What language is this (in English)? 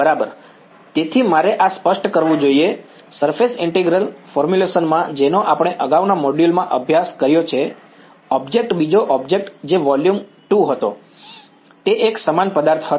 Gujarati